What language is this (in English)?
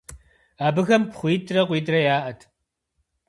Kabardian